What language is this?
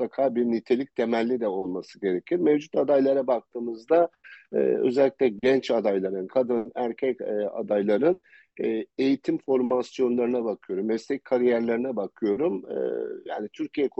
Turkish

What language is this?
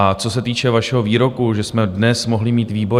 Czech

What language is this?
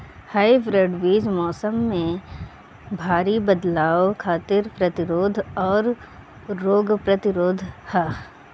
Bhojpuri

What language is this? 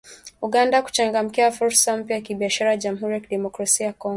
Swahili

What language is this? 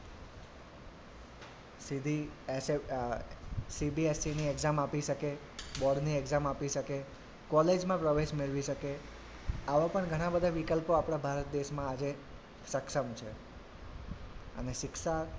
Gujarati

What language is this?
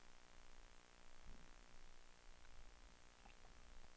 Danish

